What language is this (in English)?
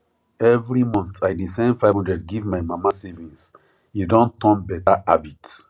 Nigerian Pidgin